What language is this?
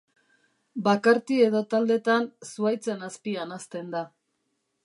Basque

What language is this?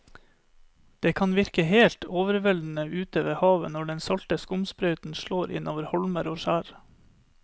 Norwegian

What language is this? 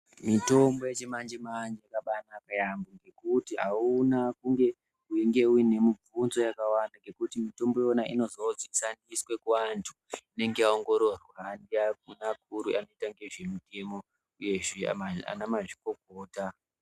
Ndau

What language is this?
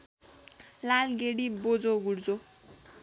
Nepali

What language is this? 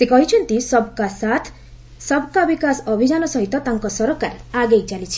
Odia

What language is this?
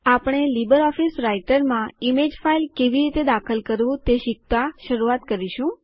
Gujarati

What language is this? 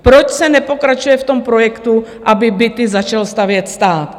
Czech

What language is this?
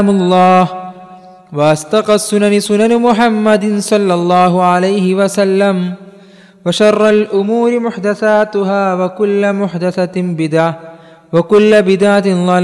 Malayalam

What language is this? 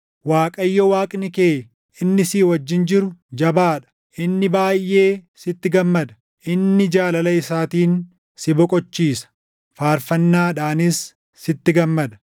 Oromo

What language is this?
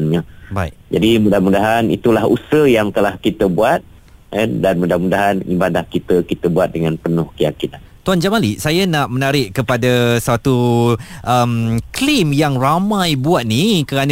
Malay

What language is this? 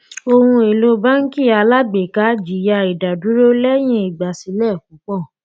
Yoruba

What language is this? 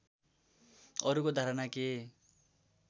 Nepali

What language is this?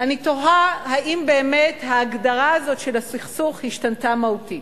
Hebrew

